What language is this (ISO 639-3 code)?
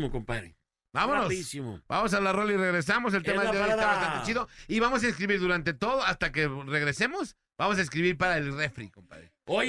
spa